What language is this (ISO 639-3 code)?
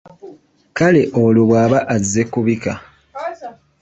lug